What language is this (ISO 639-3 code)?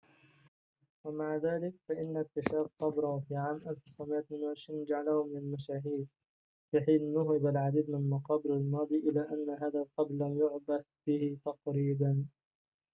ara